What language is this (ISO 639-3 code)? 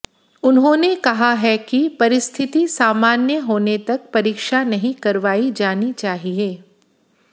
hin